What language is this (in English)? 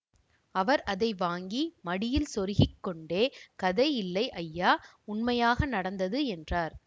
Tamil